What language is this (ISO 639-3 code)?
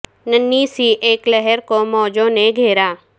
urd